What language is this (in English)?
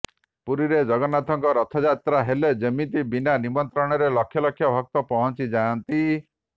Odia